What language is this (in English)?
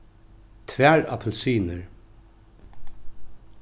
Faroese